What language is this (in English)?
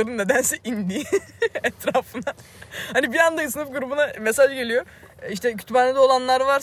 Turkish